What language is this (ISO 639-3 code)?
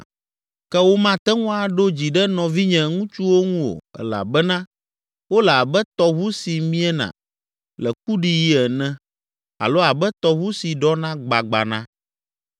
ewe